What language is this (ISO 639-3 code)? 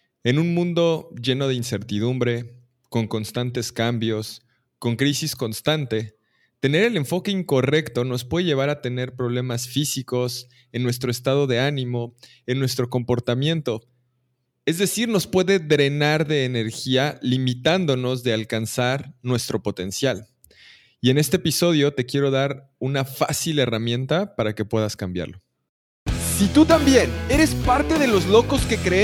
spa